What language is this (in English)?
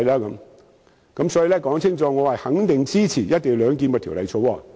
Cantonese